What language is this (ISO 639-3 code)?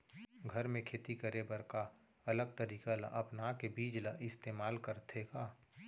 hne